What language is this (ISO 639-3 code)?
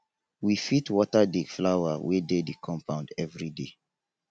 pcm